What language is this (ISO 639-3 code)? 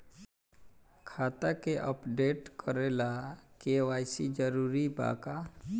bho